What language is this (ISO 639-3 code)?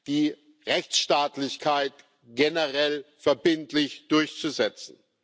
deu